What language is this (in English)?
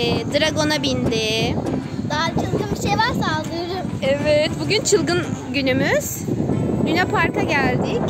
Turkish